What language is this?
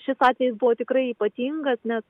Lithuanian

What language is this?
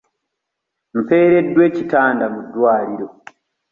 Ganda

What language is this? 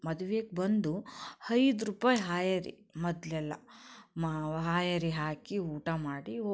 Kannada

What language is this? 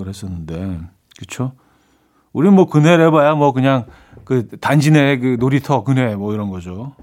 Korean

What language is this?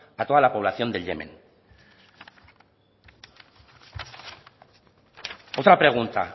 Spanish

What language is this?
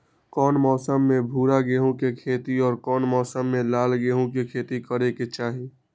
Magahi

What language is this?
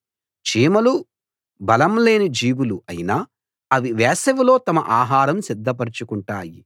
Telugu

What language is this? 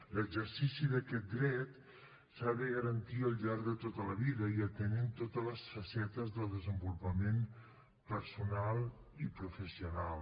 Catalan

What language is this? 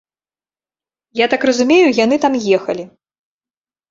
Belarusian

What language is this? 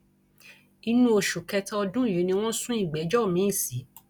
Yoruba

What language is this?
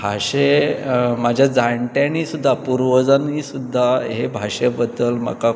Konkani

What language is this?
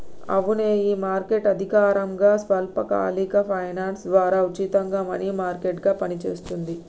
Telugu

